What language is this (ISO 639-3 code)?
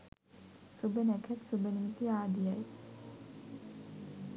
sin